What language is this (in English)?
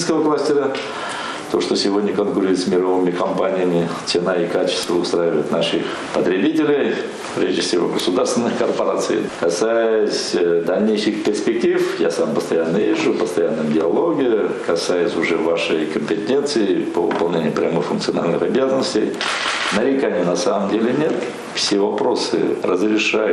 Russian